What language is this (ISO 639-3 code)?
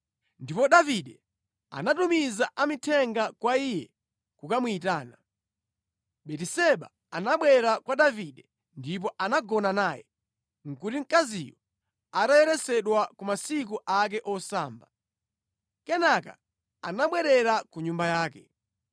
nya